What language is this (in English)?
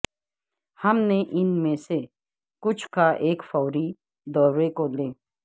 Urdu